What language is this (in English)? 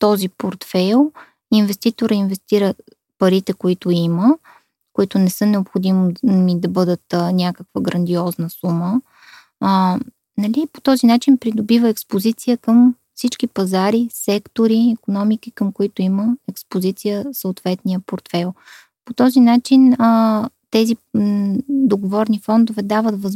Bulgarian